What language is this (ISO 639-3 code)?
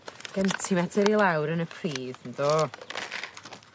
cym